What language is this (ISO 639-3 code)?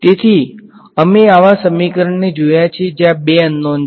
guj